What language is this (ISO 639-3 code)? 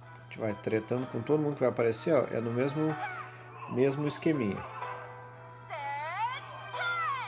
por